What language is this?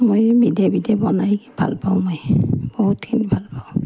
Assamese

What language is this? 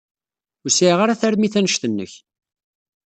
Kabyle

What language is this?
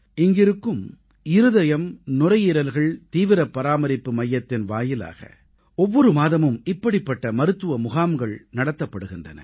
Tamil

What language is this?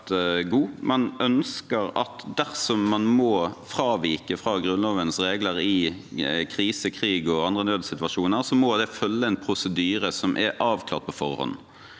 Norwegian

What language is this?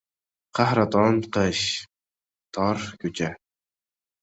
Uzbek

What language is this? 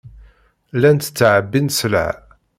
Kabyle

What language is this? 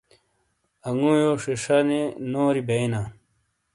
Shina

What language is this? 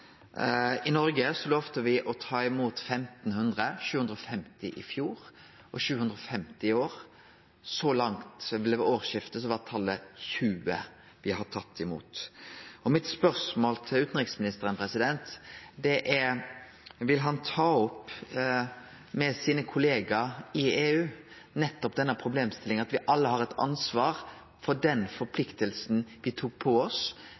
Norwegian Nynorsk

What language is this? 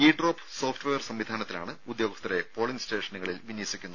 Malayalam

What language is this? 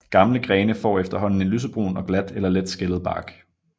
Danish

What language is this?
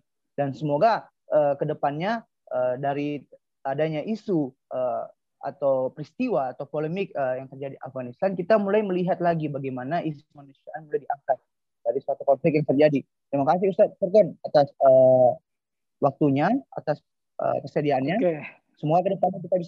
Indonesian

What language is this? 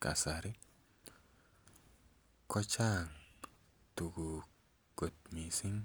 Kalenjin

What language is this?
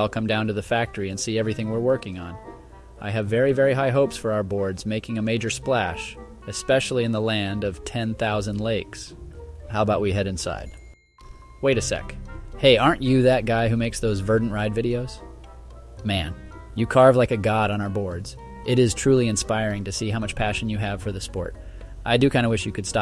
English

